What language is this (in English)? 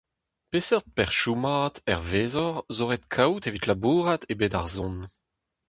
Breton